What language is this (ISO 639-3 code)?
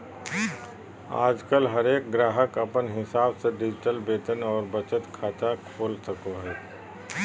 mag